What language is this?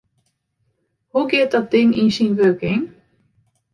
Western Frisian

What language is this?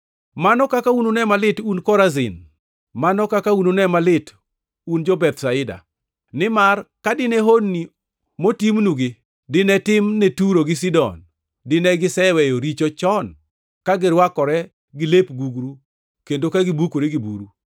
Luo (Kenya and Tanzania)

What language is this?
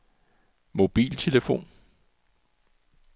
Danish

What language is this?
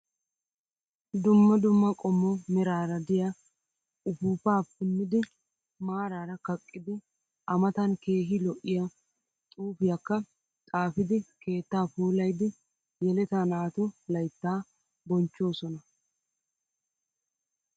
Wolaytta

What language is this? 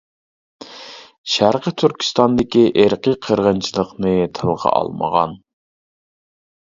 Uyghur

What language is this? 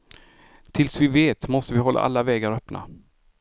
Swedish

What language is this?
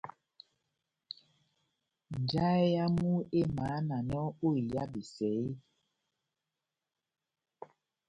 Batanga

